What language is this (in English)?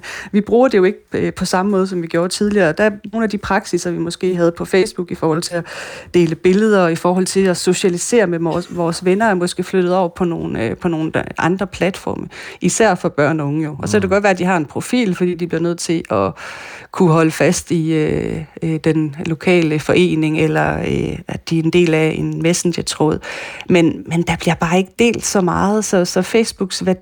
Danish